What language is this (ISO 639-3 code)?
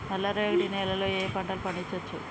tel